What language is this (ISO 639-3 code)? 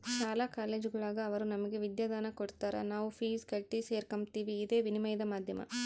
kan